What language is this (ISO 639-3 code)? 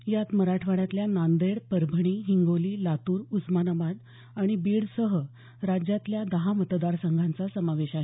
mar